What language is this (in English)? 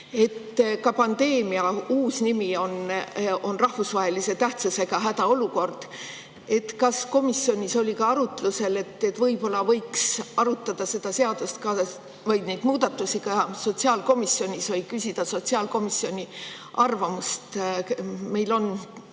Estonian